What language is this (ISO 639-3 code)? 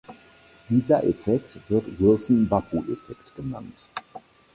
deu